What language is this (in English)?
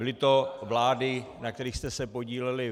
Czech